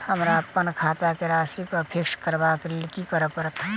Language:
Maithili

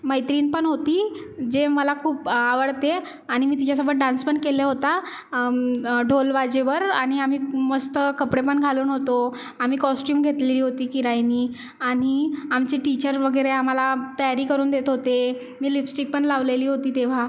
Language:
Marathi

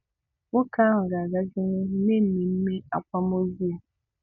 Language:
Igbo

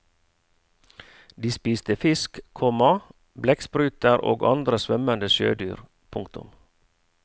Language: Norwegian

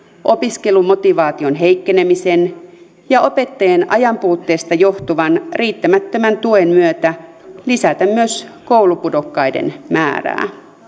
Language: Finnish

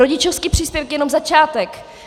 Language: Czech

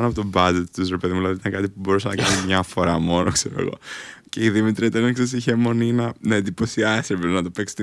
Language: Greek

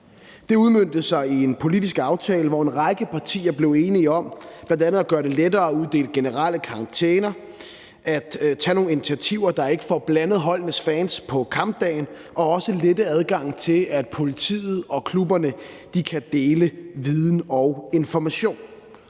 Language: Danish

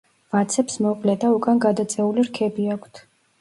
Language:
Georgian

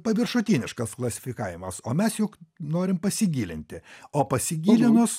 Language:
Lithuanian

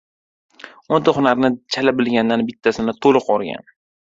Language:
Uzbek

